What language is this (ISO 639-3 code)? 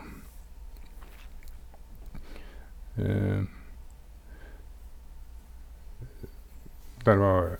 nor